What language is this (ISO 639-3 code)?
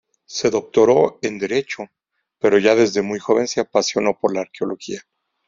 spa